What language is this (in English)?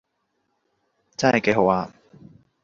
Cantonese